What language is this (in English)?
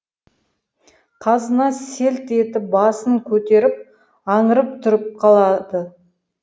Kazakh